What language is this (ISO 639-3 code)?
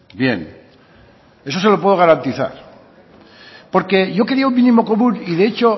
spa